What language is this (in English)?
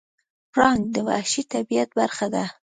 Pashto